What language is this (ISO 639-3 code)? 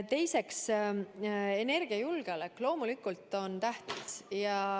est